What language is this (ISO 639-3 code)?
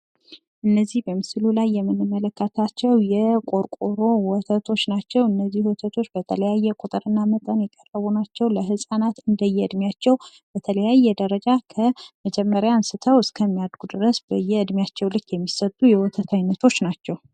amh